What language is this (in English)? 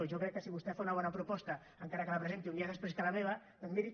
Catalan